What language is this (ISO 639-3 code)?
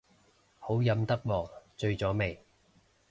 yue